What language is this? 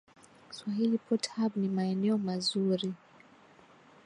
Swahili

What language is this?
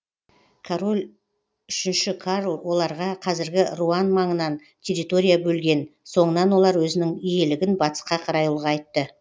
Kazakh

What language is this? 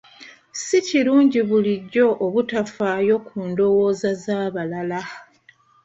Ganda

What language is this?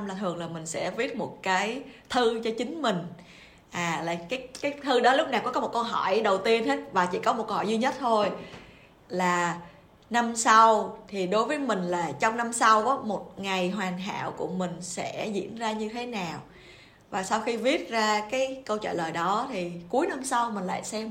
Vietnamese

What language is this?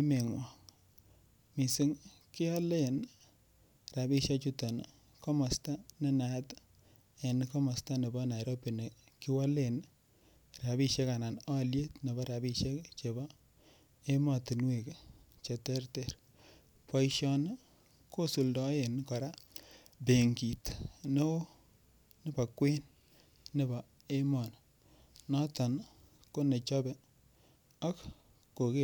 Kalenjin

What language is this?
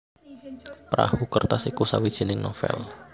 Javanese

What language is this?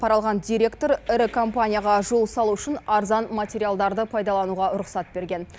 Kazakh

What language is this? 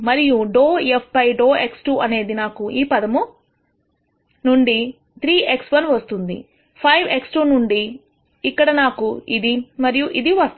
Telugu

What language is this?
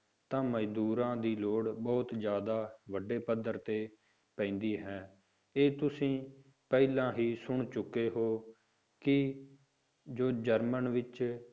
Punjabi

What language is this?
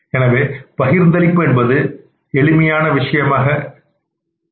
Tamil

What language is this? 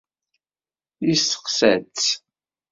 Kabyle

